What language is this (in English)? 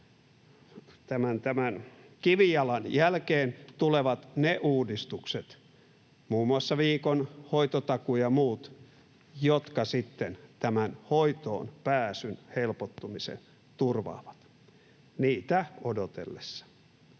Finnish